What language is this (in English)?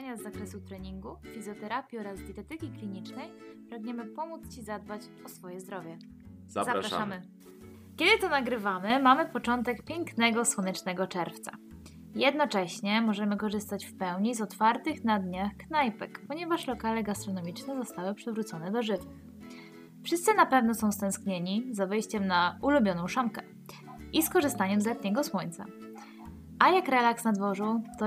Polish